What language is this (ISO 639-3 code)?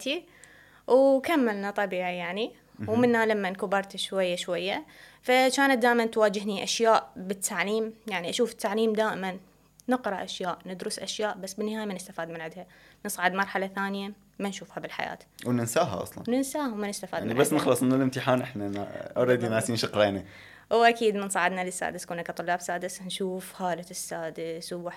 ara